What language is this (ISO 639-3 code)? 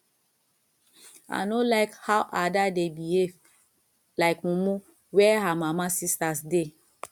pcm